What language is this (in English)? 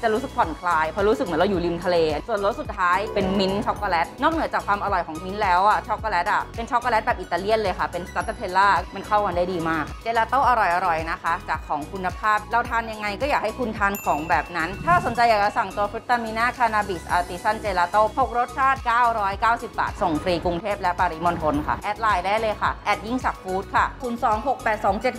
Thai